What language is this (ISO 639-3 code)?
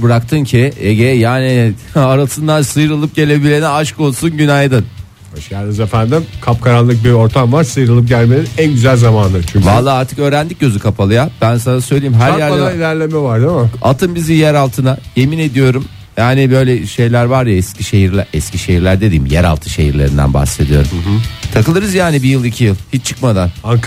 tur